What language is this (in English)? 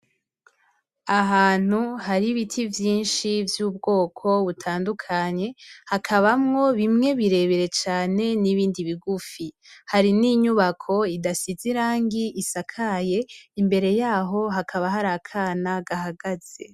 Rundi